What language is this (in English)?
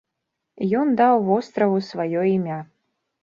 Belarusian